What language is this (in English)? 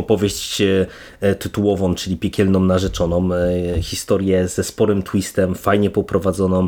Polish